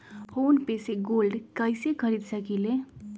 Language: Magahi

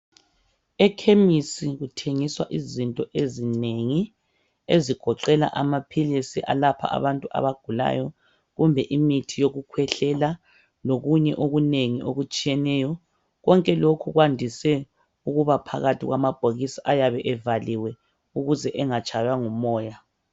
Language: North Ndebele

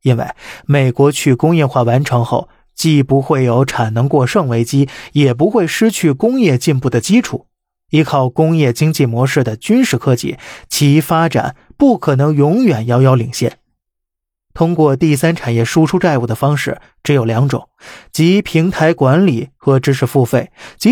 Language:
Chinese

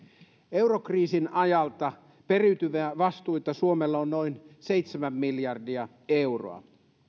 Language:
Finnish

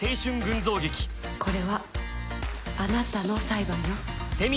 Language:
Japanese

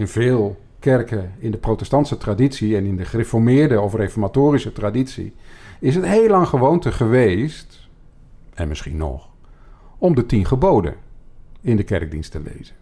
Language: Dutch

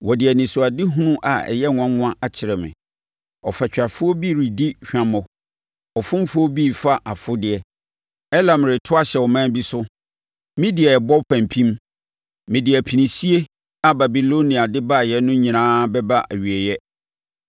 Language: Akan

